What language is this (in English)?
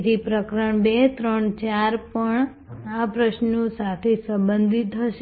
Gujarati